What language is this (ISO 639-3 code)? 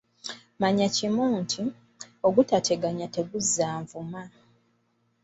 lug